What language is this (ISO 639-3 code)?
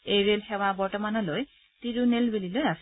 asm